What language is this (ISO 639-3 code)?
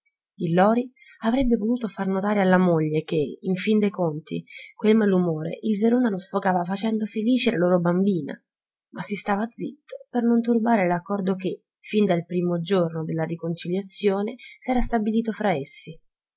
ita